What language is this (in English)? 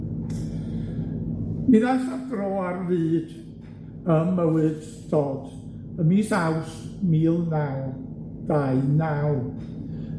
Welsh